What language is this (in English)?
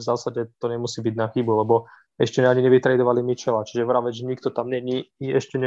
Slovak